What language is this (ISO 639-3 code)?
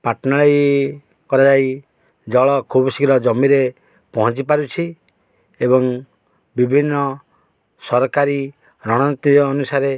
ori